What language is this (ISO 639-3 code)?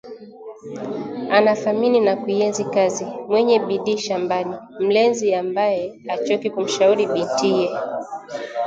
swa